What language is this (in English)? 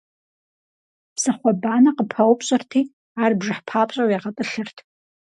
Kabardian